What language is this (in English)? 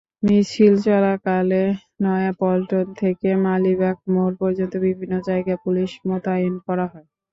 Bangla